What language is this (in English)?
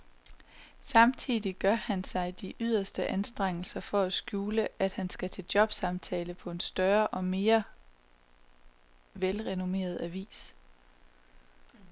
Danish